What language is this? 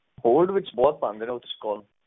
Punjabi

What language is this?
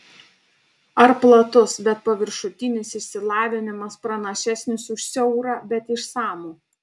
Lithuanian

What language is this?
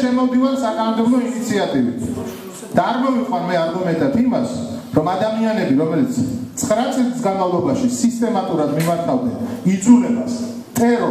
Portuguese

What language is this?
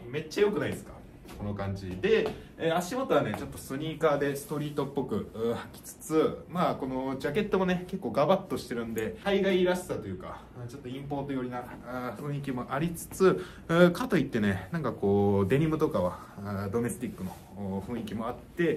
Japanese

